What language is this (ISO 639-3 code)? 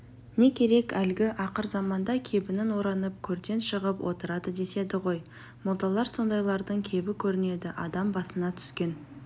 kaz